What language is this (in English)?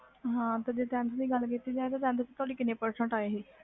Punjabi